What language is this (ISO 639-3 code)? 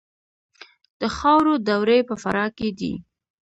pus